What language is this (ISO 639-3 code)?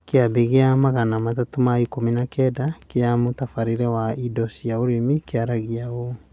kik